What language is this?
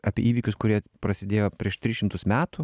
Lithuanian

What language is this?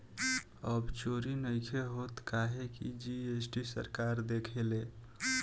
Bhojpuri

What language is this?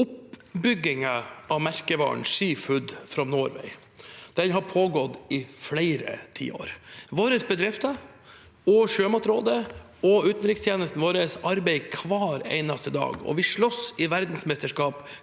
Norwegian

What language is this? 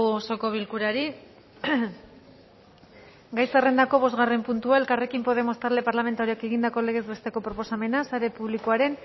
Basque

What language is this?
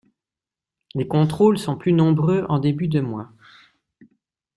French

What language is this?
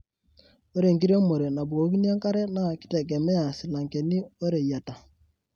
Masai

